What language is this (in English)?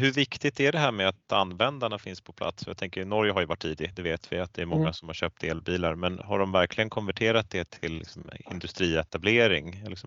Swedish